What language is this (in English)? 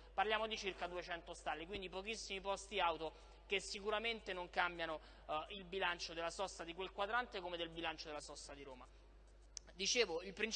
Italian